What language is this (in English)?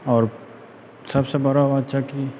Maithili